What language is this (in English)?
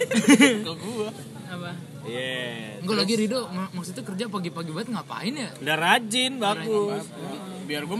Indonesian